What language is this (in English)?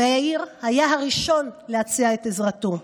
Hebrew